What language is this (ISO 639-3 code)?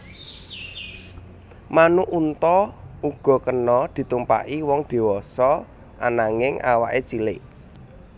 jav